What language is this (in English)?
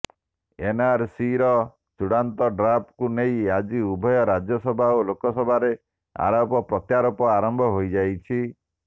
Odia